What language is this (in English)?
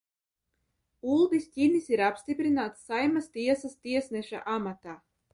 Latvian